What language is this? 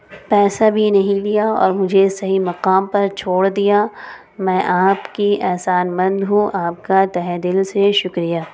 Urdu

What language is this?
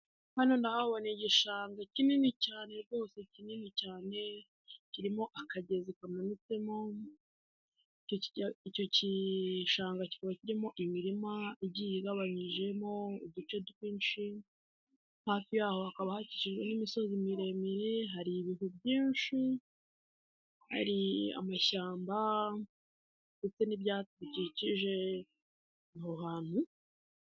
Kinyarwanda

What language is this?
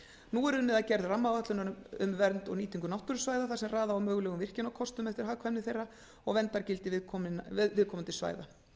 Icelandic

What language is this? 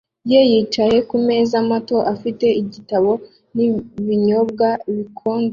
Kinyarwanda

